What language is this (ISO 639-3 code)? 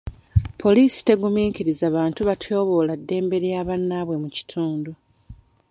lug